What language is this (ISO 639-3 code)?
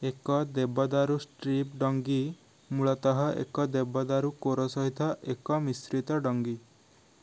ori